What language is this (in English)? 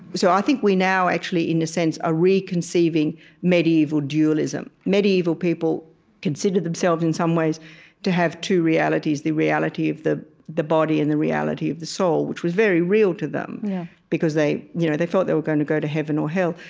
English